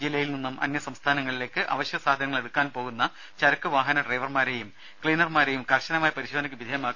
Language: Malayalam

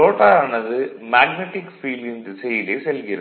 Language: Tamil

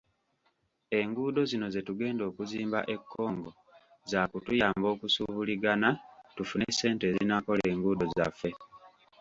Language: Ganda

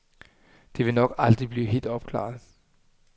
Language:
Danish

